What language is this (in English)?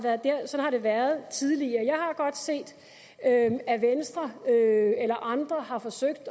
Danish